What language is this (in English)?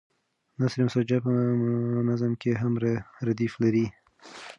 Pashto